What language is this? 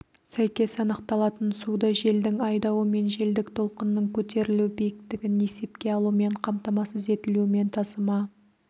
Kazakh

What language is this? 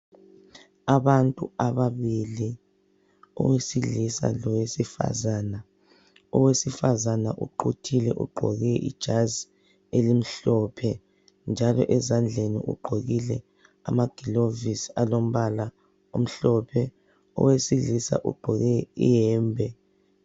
North Ndebele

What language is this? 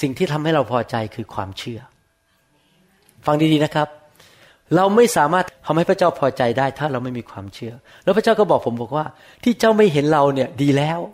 Thai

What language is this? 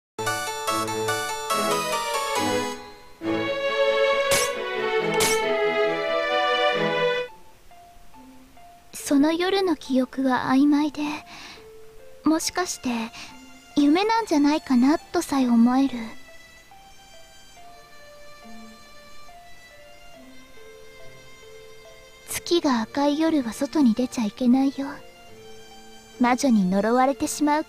Japanese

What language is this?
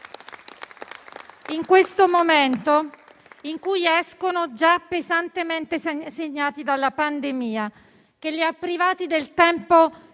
Italian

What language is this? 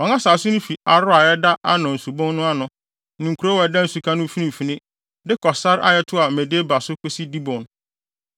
Akan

